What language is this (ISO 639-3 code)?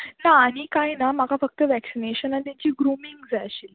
kok